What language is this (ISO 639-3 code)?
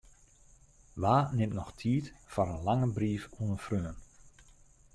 fry